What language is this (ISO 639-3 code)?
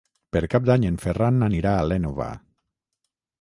cat